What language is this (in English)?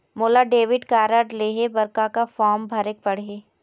Chhattisgarhi